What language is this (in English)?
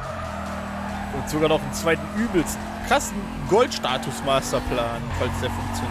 German